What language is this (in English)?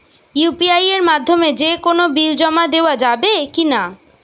Bangla